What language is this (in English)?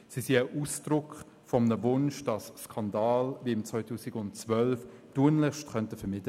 Swiss German